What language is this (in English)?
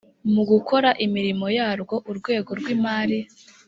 Kinyarwanda